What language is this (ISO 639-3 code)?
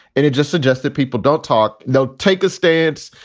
eng